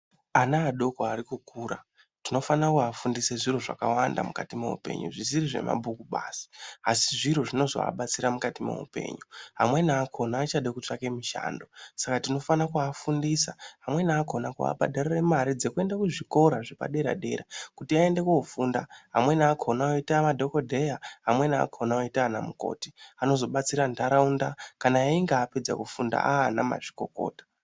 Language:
Ndau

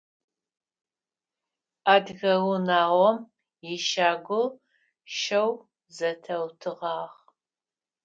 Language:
Adyghe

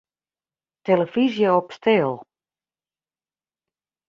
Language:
Western Frisian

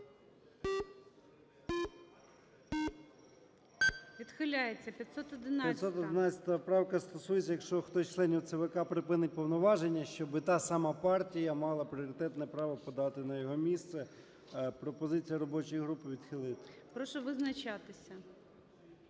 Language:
Ukrainian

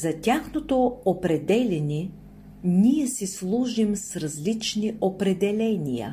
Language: Bulgarian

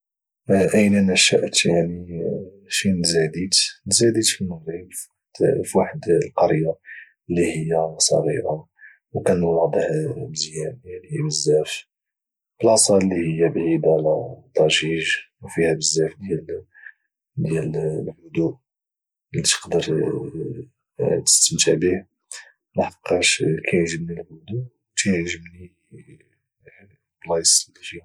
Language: Moroccan Arabic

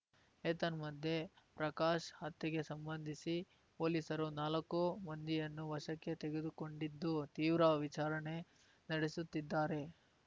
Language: Kannada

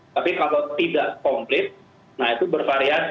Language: Indonesian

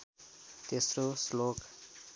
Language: Nepali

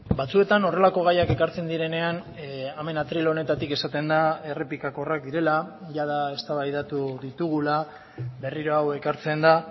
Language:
Basque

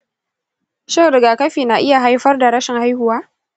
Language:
Hausa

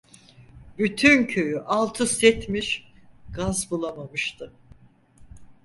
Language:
Turkish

